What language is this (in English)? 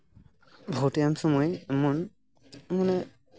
Santali